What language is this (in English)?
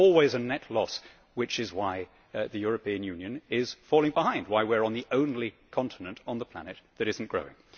English